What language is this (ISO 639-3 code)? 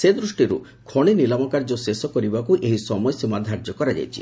ori